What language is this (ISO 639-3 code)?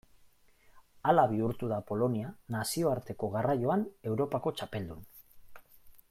eus